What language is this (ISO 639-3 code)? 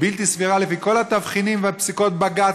heb